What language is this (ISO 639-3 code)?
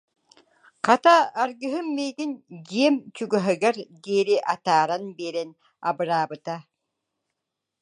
sah